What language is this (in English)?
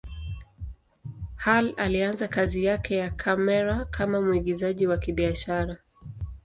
Swahili